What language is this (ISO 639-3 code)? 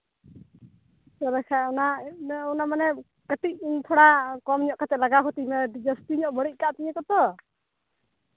sat